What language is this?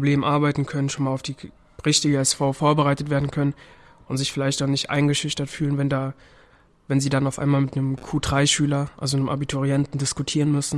German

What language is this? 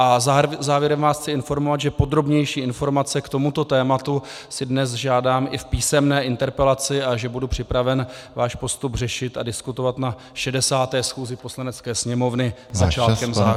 Czech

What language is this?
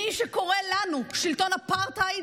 Hebrew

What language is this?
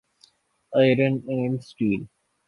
Urdu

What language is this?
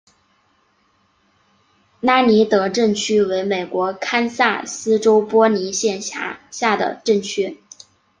Chinese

